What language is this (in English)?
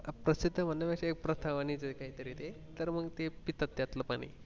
Marathi